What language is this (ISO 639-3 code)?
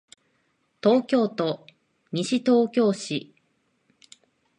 jpn